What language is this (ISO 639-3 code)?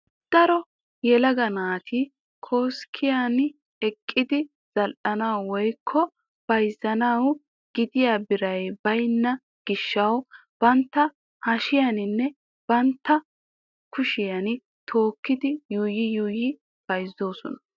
wal